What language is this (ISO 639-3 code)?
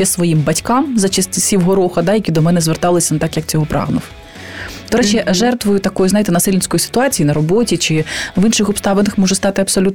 ukr